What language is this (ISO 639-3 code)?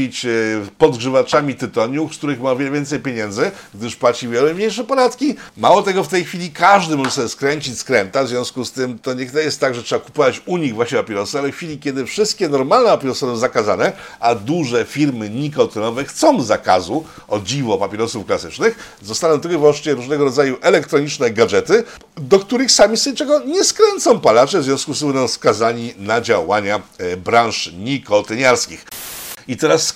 pol